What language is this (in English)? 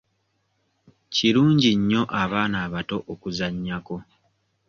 Ganda